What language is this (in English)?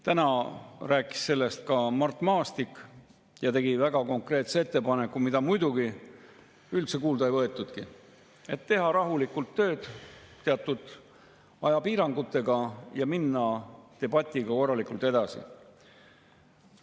Estonian